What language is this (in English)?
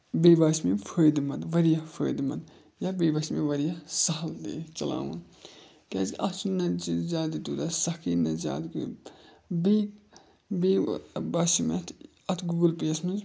Kashmiri